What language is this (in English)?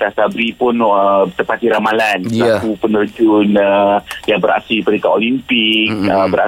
Malay